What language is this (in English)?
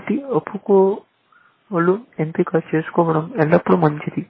Telugu